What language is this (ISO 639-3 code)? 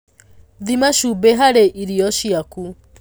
kik